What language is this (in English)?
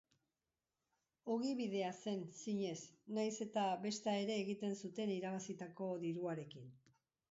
Basque